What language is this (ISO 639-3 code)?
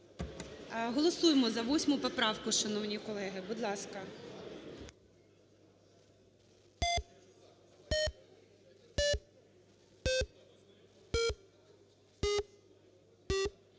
ukr